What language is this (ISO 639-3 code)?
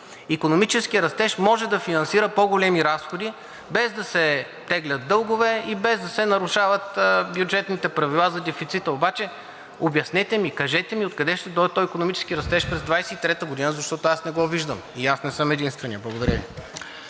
bul